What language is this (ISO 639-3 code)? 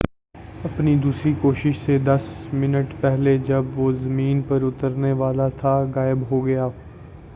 urd